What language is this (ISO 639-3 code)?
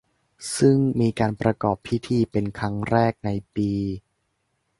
tha